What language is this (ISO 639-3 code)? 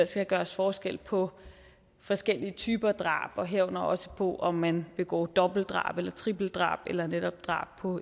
dan